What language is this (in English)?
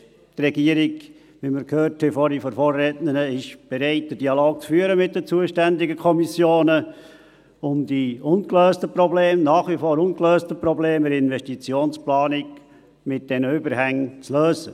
Swiss German